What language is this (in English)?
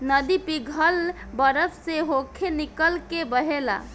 Bhojpuri